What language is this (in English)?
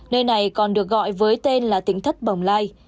Vietnamese